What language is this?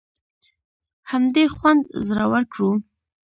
Pashto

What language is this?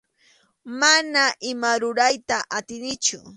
Arequipa-La Unión Quechua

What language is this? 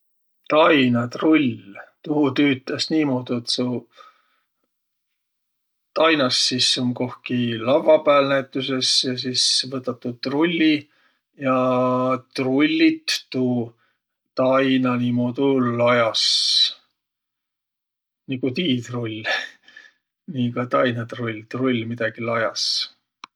Võro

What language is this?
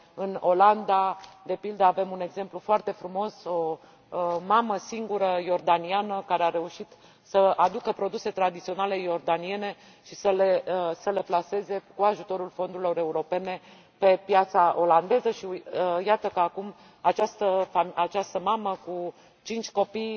Romanian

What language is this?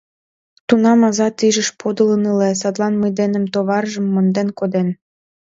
Mari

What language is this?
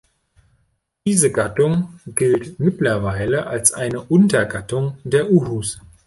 German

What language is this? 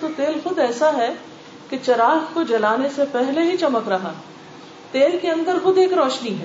Urdu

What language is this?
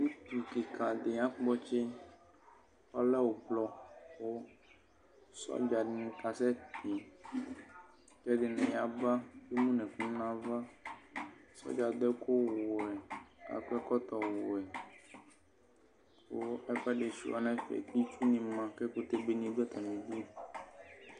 Ikposo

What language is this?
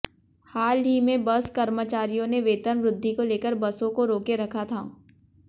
Hindi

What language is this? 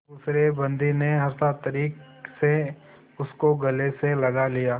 Hindi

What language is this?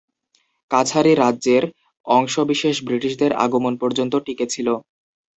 Bangla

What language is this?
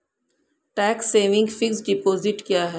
Hindi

